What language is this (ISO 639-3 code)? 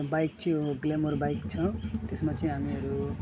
nep